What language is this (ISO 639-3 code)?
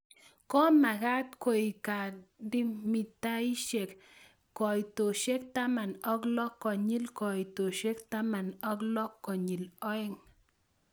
kln